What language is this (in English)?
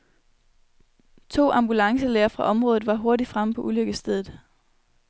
Danish